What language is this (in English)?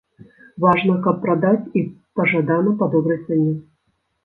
Belarusian